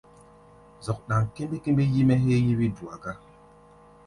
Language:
Gbaya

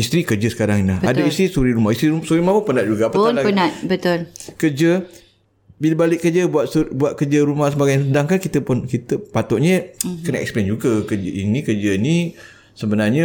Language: Malay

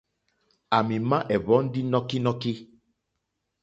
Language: Mokpwe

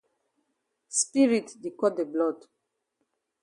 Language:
Cameroon Pidgin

